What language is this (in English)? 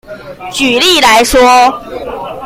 Chinese